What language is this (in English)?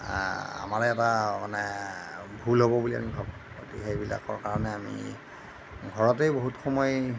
Assamese